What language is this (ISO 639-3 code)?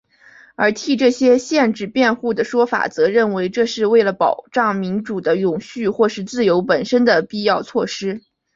zho